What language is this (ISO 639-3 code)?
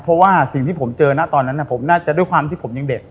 tha